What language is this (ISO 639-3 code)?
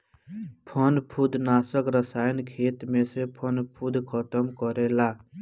bho